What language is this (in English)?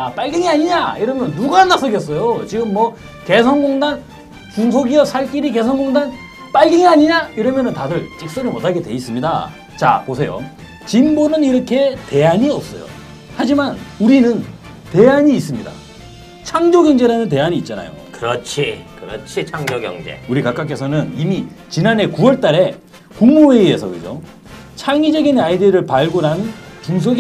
Korean